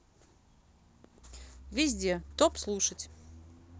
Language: Russian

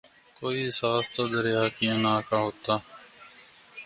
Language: Urdu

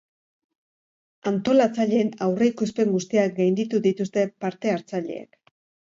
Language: Basque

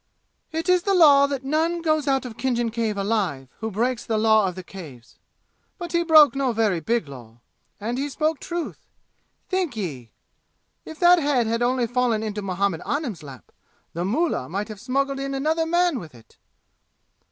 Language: English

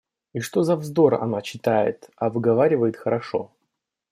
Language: Russian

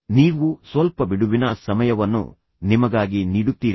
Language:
Kannada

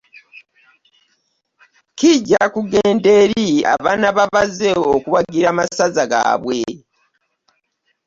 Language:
Ganda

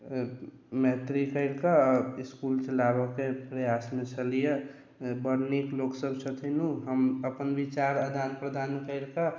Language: Maithili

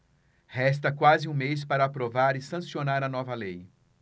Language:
Portuguese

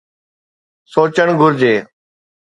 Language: Sindhi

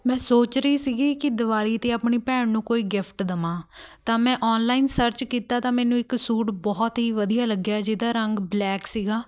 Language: Punjabi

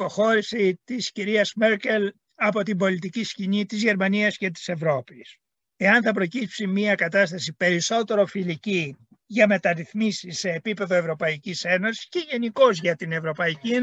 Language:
Greek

